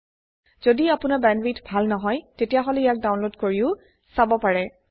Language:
Assamese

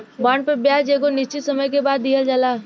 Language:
Bhojpuri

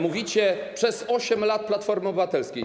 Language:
Polish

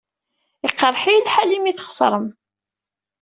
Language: Kabyle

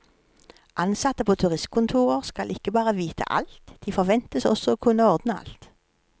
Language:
Norwegian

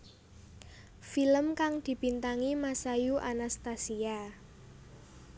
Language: Javanese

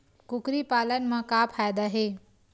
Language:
Chhattisgarhi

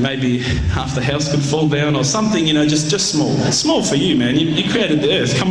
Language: English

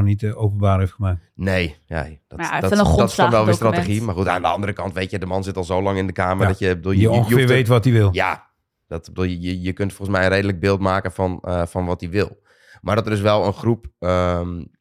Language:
Dutch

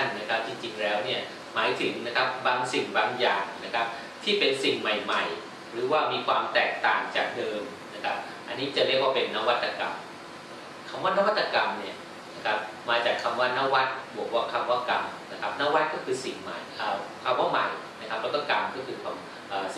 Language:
Thai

